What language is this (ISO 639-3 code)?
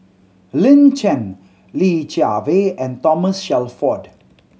eng